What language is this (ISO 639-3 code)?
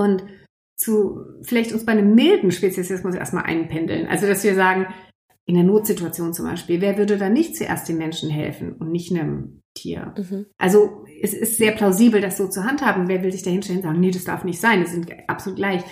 deu